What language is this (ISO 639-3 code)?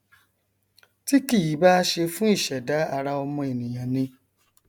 yor